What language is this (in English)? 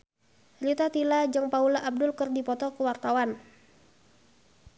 Sundanese